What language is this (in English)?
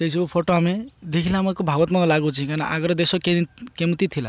Odia